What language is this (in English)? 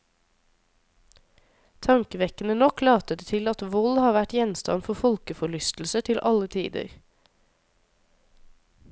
Norwegian